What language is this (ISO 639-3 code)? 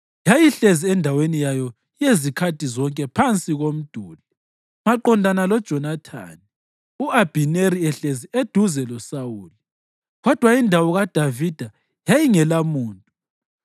nde